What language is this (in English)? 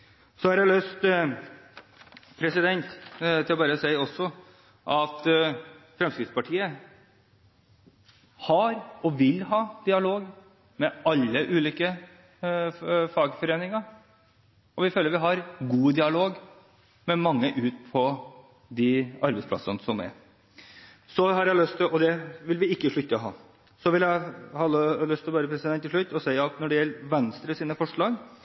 Norwegian